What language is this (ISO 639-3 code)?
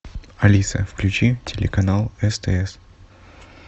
rus